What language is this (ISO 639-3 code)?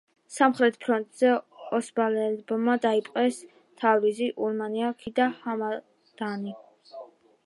kat